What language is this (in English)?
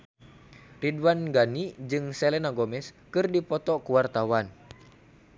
Sundanese